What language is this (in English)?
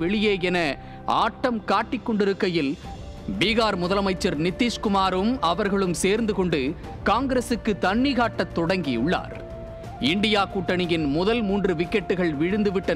Indonesian